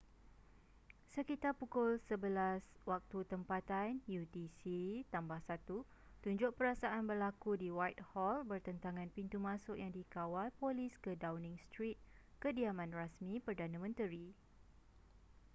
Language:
Malay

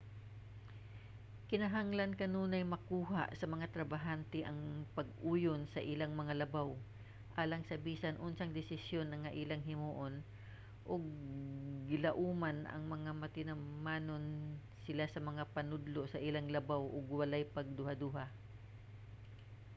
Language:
Cebuano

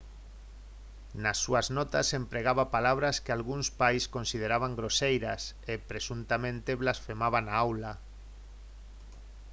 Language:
Galician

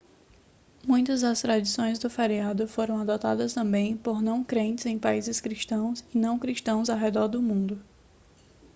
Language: Portuguese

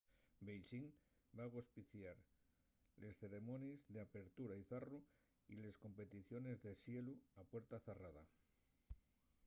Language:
Asturian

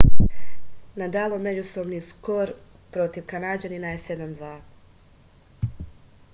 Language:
Serbian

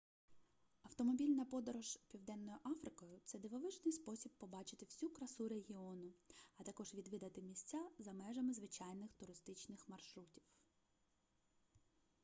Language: Ukrainian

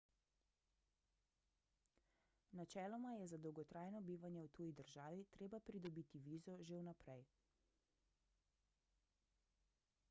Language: Slovenian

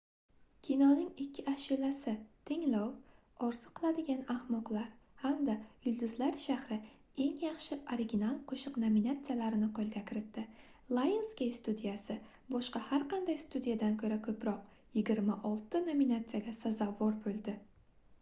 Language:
Uzbek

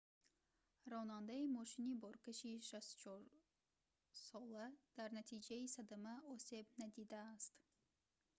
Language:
Tajik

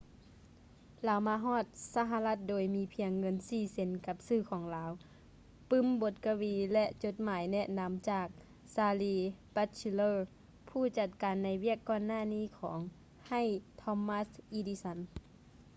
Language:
Lao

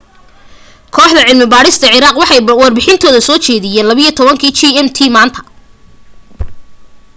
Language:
Somali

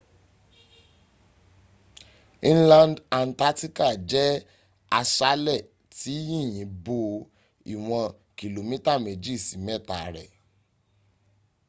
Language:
Yoruba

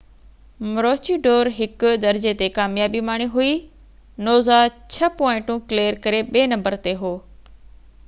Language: Sindhi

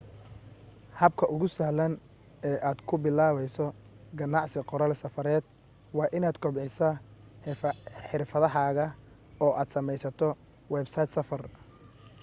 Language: Somali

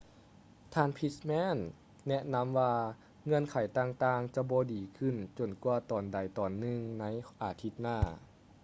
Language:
Lao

